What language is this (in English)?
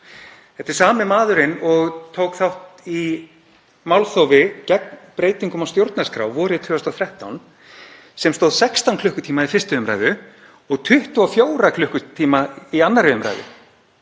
Icelandic